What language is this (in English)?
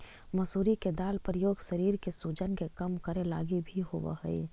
Magahi